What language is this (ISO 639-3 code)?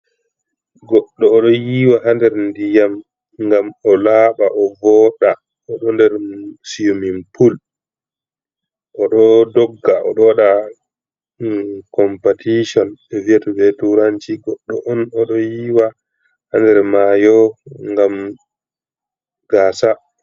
ful